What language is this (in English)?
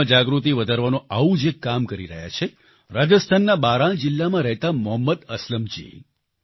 Gujarati